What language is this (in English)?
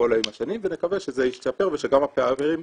Hebrew